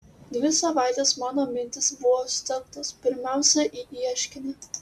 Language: Lithuanian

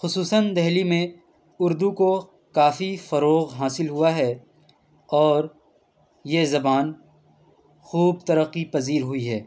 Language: Urdu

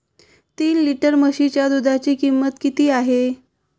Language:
Marathi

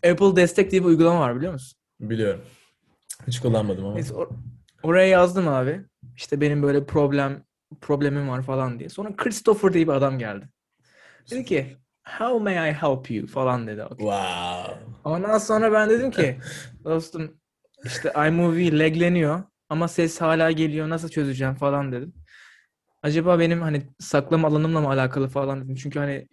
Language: Turkish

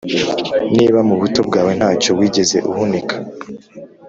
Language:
Kinyarwanda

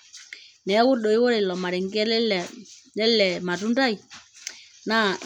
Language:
Masai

